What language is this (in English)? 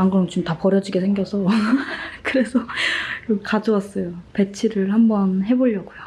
Korean